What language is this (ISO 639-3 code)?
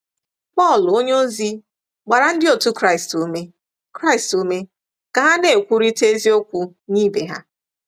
ibo